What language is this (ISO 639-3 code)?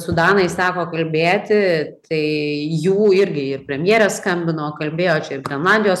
lit